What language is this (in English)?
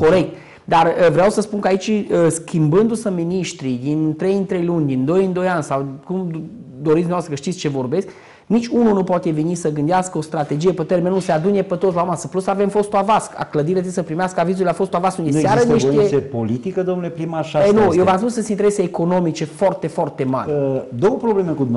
Romanian